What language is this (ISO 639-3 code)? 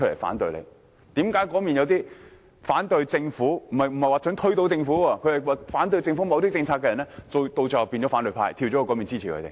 yue